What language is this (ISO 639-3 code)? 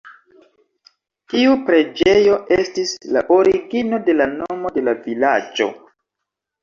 epo